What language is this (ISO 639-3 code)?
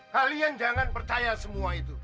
ind